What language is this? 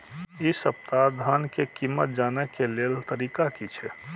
Maithili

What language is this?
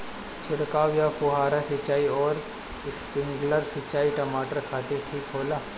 Bhojpuri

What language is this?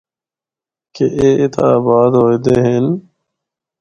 Northern Hindko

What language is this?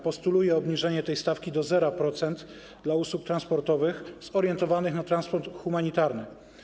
Polish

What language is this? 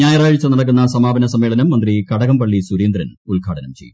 Malayalam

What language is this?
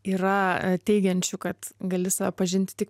Lithuanian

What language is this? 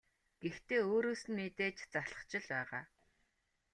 Mongolian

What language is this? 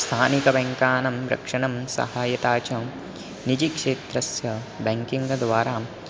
Sanskrit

